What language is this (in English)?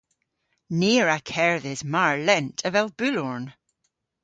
Cornish